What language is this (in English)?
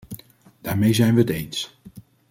Dutch